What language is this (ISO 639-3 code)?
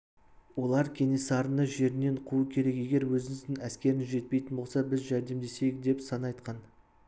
kaz